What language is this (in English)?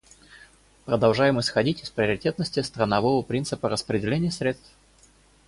Russian